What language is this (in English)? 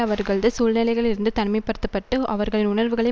Tamil